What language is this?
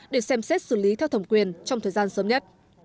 Vietnamese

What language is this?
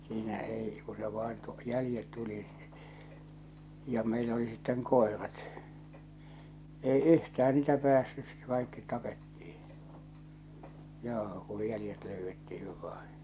Finnish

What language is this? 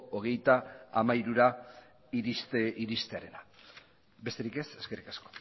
Basque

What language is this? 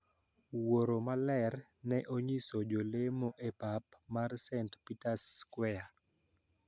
Luo (Kenya and Tanzania)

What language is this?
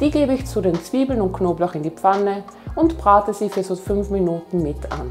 German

